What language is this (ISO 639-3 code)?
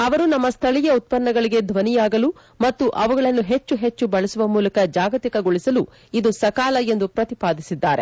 kan